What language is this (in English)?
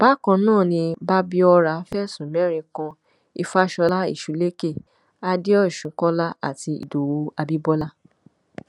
Yoruba